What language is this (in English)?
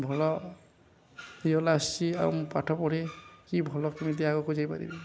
Odia